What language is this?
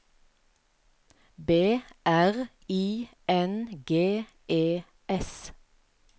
Norwegian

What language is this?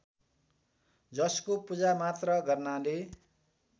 Nepali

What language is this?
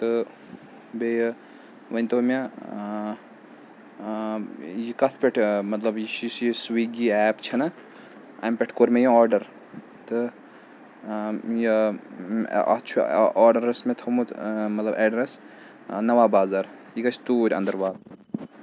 Kashmiri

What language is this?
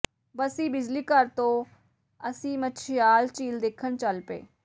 Punjabi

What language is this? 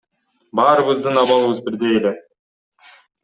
Kyrgyz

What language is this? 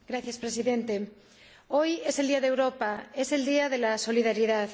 Spanish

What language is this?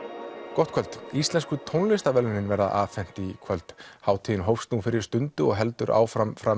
Icelandic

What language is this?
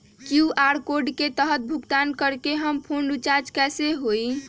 Magahi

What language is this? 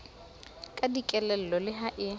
Southern Sotho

